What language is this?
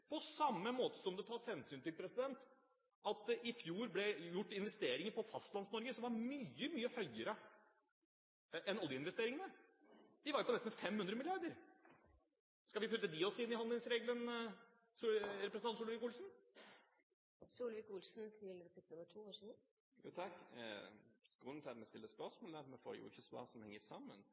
Norwegian Bokmål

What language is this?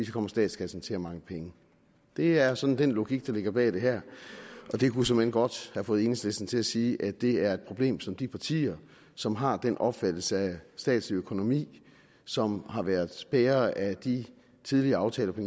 Danish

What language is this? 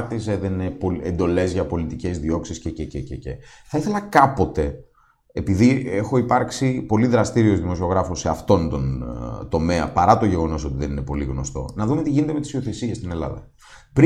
Greek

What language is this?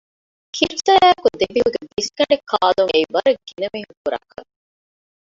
Divehi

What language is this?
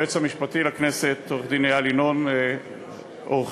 Hebrew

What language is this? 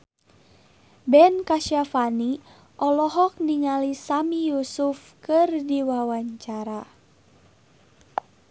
Sundanese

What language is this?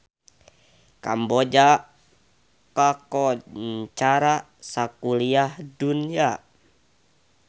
Sundanese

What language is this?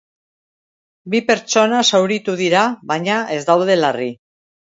Basque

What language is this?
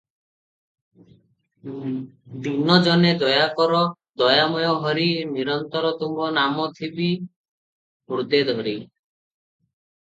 Odia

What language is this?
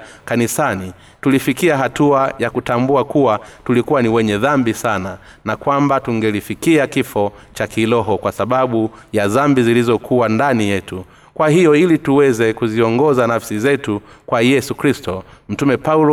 Swahili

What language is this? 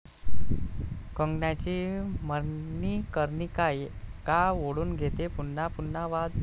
Marathi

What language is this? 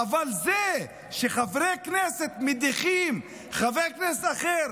Hebrew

